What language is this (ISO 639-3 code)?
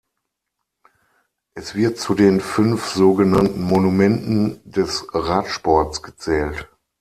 deu